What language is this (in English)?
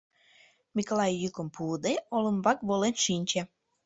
Mari